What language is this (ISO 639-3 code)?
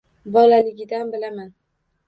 uzb